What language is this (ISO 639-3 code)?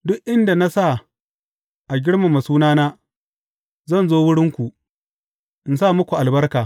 hau